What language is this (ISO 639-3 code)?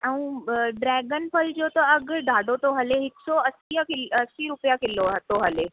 snd